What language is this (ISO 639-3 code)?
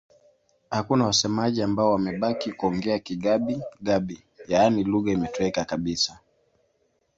swa